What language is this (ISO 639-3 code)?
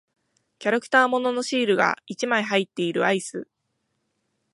jpn